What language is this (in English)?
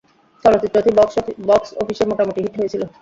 Bangla